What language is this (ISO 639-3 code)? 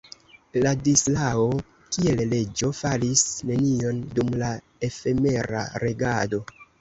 epo